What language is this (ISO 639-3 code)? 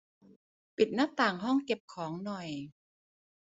tha